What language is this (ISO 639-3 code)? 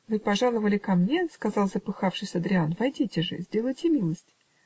rus